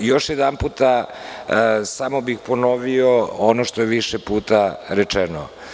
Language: Serbian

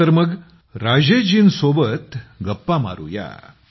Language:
Marathi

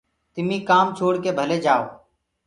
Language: Gurgula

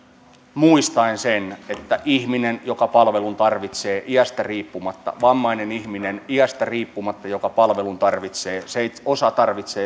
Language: Finnish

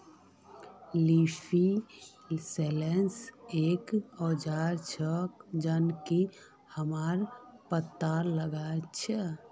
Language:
Magahi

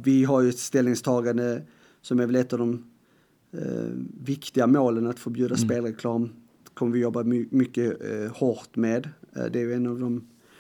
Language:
Swedish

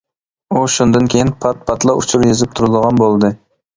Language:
Uyghur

